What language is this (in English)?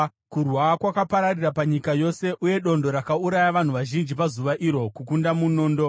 Shona